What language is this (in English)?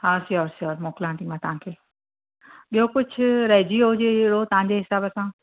Sindhi